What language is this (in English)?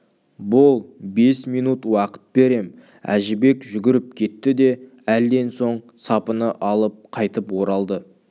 Kazakh